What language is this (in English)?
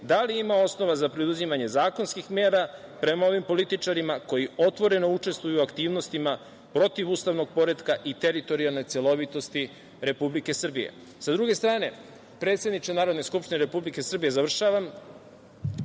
Serbian